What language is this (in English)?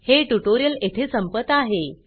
Marathi